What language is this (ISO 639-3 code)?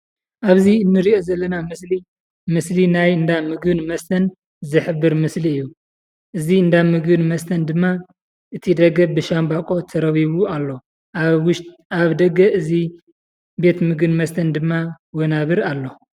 tir